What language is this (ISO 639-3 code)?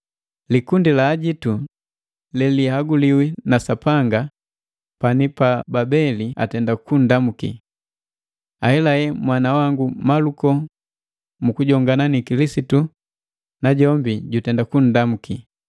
mgv